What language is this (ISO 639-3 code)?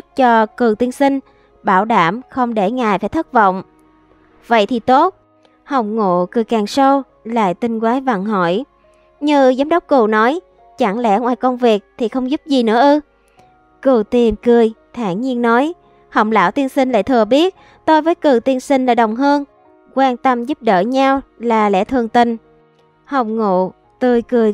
vie